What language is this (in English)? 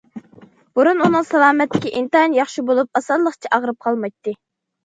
Uyghur